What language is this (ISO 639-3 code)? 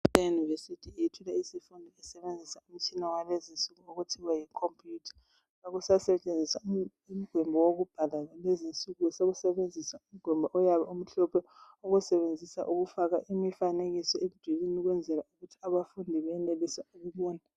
nde